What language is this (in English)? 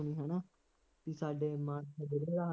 Punjabi